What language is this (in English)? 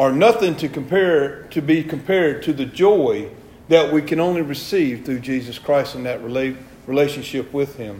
English